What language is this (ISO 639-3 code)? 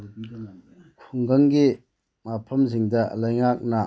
mni